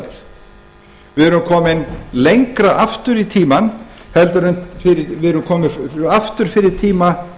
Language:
Icelandic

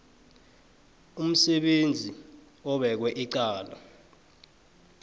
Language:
South Ndebele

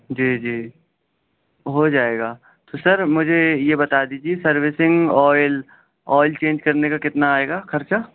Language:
Urdu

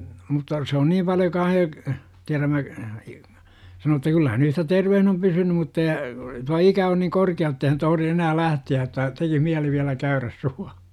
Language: Finnish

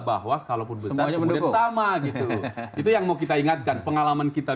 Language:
Indonesian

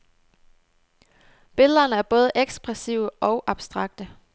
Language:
Danish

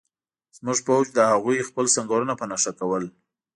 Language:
Pashto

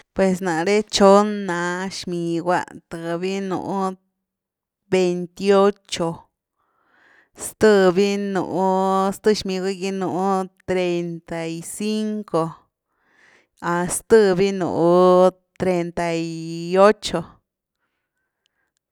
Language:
Güilá Zapotec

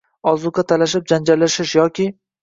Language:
Uzbek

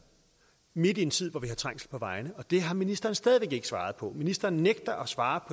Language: Danish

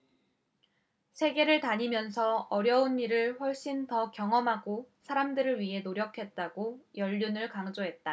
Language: Korean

